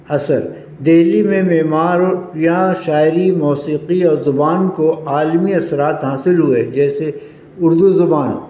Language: Urdu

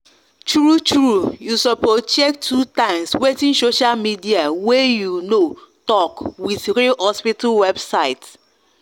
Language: Nigerian Pidgin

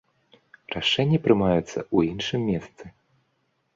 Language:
Belarusian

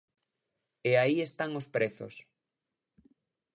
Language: Galician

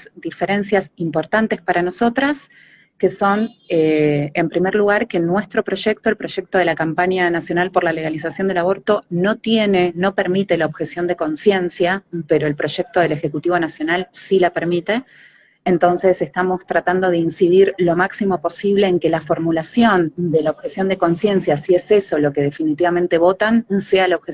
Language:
Spanish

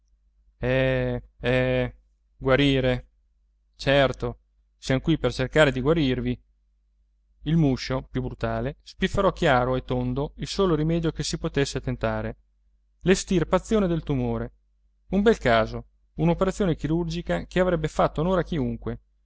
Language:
Italian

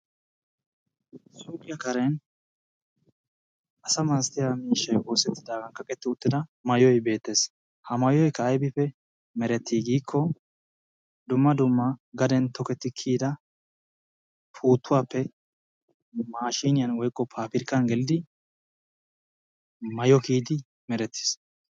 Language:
Wolaytta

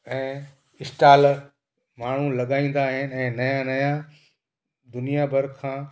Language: Sindhi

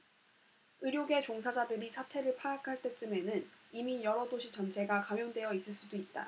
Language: Korean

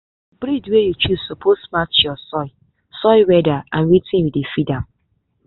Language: Nigerian Pidgin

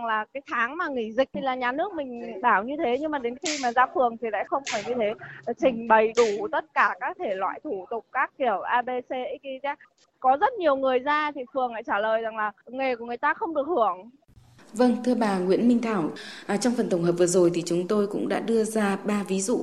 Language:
Vietnamese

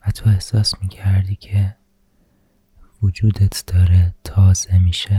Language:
Persian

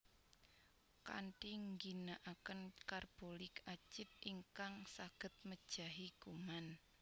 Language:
Javanese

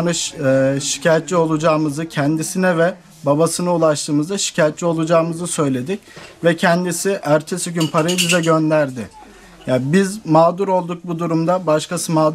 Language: Turkish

